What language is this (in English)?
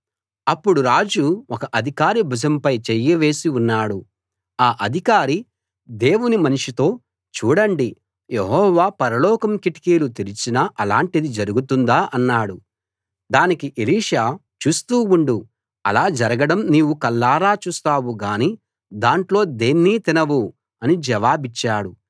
Telugu